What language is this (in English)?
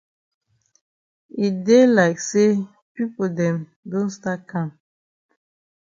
Cameroon Pidgin